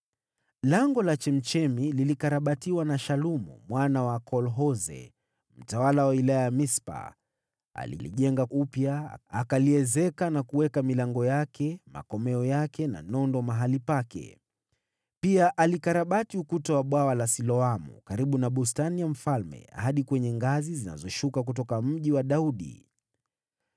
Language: Swahili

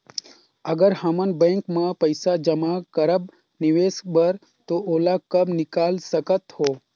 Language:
Chhattisgarhi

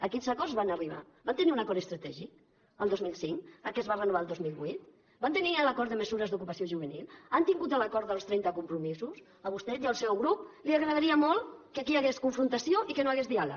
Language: Catalan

